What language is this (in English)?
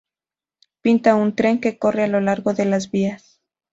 Spanish